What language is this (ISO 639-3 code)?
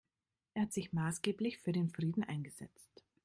deu